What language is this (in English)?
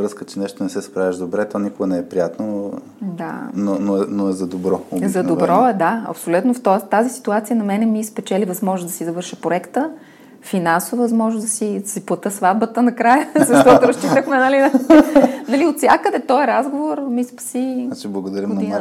Bulgarian